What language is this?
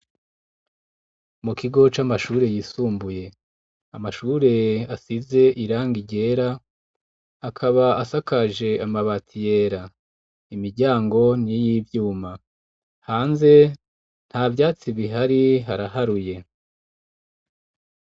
Rundi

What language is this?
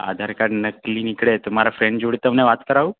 Gujarati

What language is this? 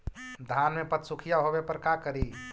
Magahi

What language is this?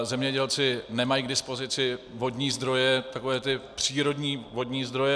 Czech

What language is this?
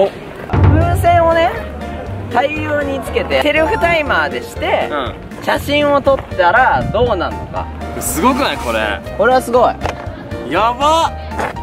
Japanese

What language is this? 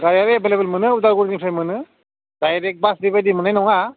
Bodo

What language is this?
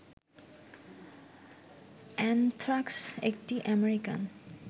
Bangla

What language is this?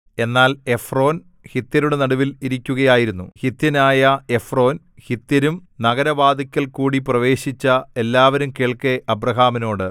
Malayalam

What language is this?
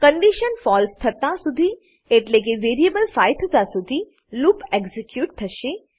Gujarati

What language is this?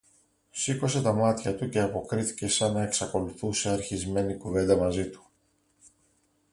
Greek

